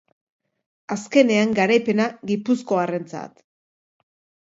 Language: Basque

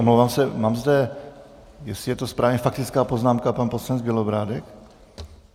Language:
Czech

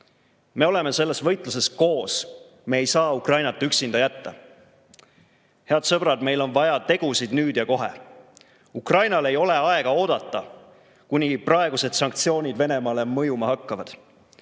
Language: Estonian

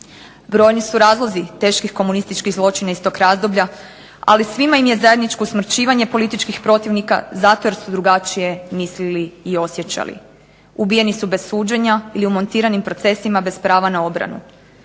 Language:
Croatian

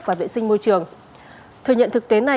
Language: Vietnamese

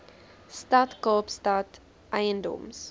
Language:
Afrikaans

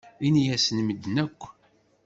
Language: Kabyle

